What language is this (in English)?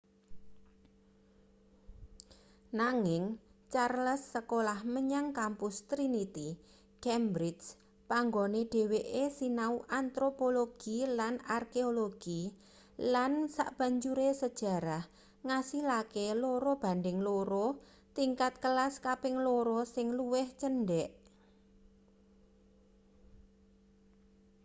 Javanese